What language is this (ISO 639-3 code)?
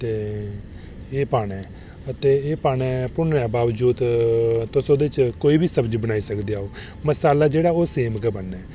doi